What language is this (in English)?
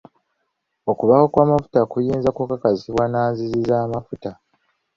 Ganda